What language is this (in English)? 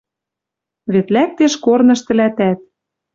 Western Mari